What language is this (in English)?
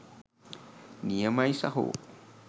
Sinhala